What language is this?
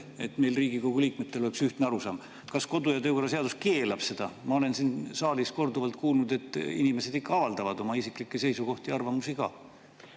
Estonian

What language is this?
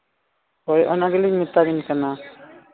Santali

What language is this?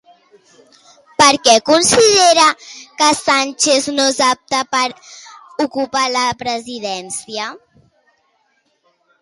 Catalan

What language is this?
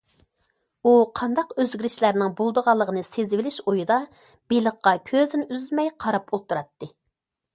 Uyghur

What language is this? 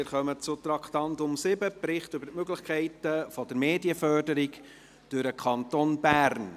Swiss German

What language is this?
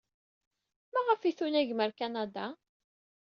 Kabyle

